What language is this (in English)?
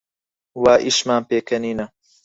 Central Kurdish